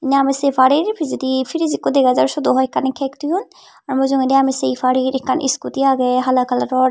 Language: Chakma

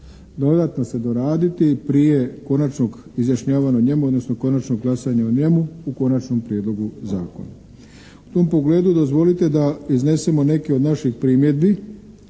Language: Croatian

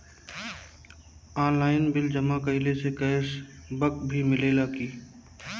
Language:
Bhojpuri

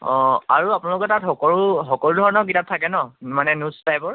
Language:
Assamese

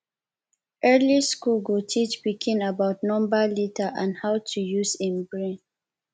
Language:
Nigerian Pidgin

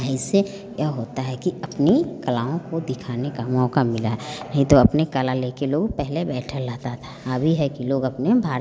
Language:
Hindi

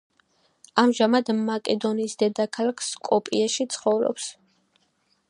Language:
Georgian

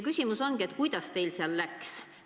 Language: Estonian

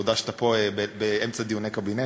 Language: Hebrew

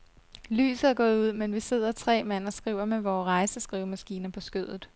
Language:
Danish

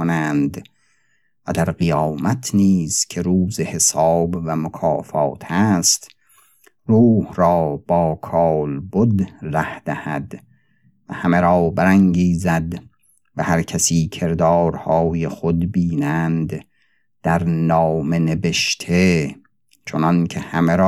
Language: Persian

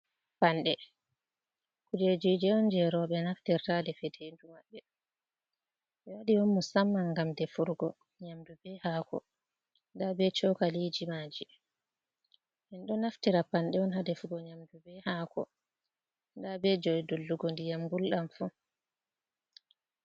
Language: Fula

